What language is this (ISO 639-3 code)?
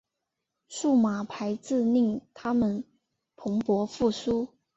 zho